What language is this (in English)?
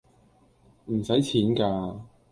Cantonese